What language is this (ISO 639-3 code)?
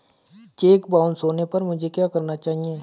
hin